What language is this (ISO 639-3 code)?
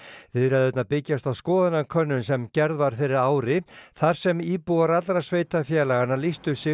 isl